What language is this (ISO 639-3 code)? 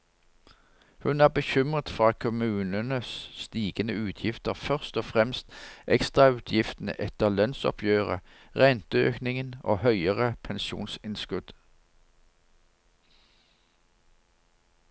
nor